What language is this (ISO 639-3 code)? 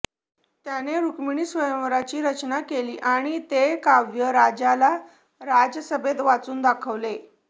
mar